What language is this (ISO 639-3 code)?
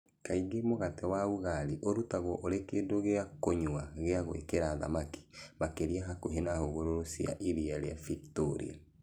kik